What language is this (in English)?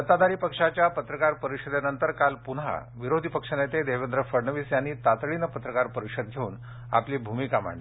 Marathi